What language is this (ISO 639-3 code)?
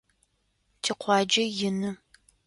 ady